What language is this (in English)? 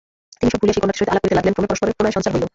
Bangla